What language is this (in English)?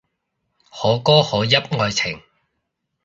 Cantonese